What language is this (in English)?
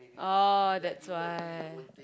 English